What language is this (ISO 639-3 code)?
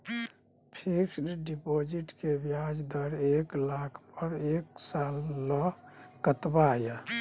mai